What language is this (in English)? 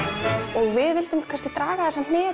Icelandic